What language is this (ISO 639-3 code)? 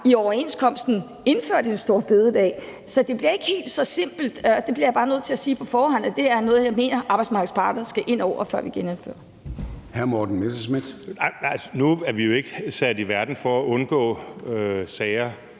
dan